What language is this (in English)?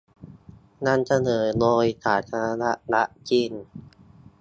Thai